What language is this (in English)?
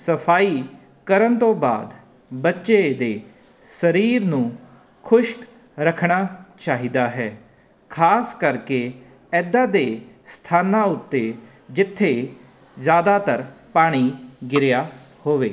Punjabi